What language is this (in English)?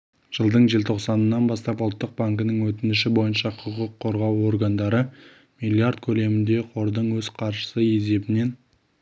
Kazakh